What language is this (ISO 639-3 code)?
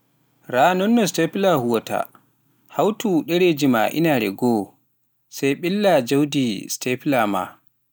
fuf